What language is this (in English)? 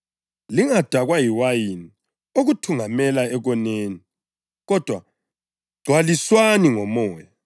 North Ndebele